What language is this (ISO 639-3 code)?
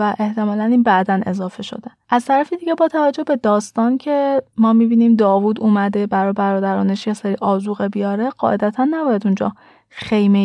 fas